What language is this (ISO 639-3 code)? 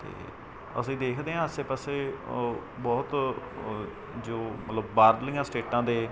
pan